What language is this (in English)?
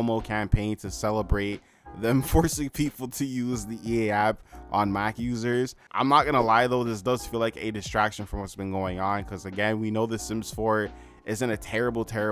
English